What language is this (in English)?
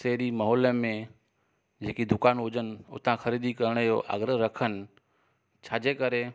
Sindhi